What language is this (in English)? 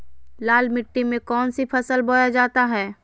Magahi